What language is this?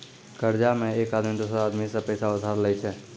Maithili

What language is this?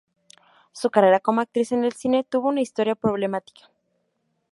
Spanish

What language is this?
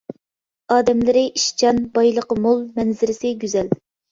Uyghur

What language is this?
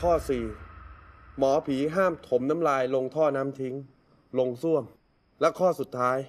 Thai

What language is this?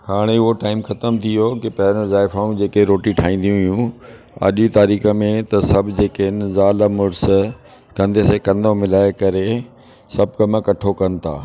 Sindhi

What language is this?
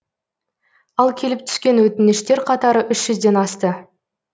Kazakh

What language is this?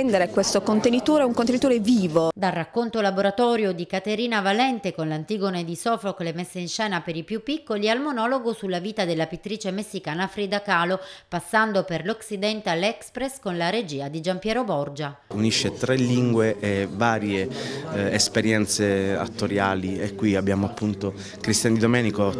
Italian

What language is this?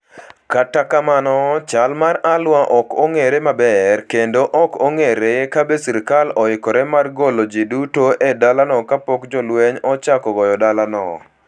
Luo (Kenya and Tanzania)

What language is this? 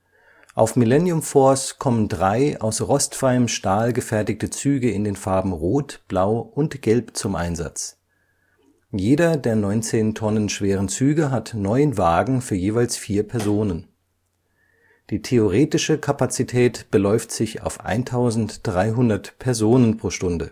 German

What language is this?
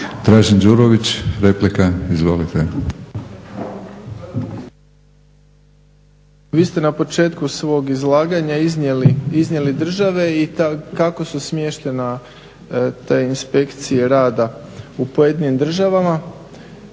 Croatian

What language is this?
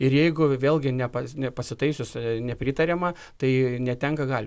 Lithuanian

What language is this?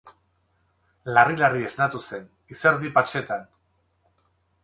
Basque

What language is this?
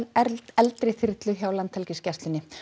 Icelandic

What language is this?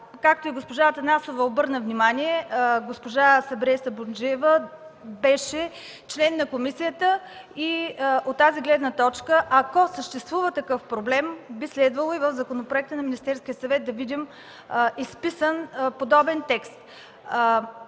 Bulgarian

